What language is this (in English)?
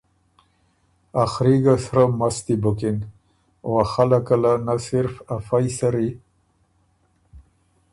Ormuri